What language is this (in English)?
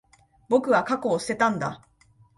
Japanese